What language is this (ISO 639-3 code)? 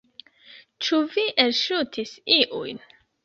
epo